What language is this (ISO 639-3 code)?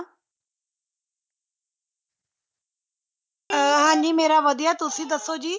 pan